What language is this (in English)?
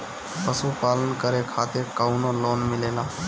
Bhojpuri